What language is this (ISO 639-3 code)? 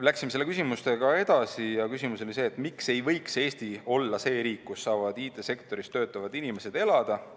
est